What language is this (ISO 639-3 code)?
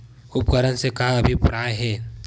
hne